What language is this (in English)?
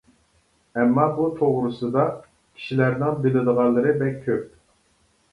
Uyghur